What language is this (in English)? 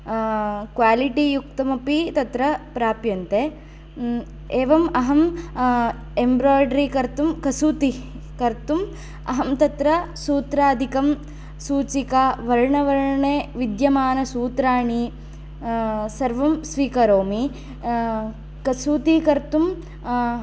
Sanskrit